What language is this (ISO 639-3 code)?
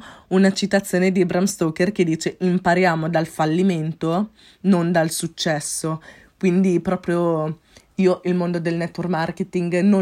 ita